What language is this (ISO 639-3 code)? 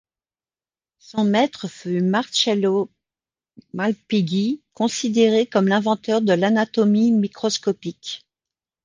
fra